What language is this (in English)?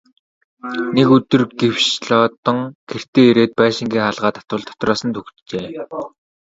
Mongolian